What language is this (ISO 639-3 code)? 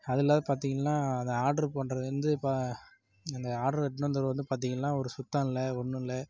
tam